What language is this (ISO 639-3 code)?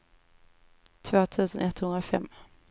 swe